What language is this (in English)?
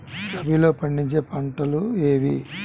Telugu